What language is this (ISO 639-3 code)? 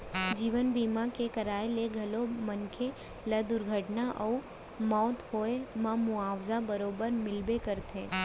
hne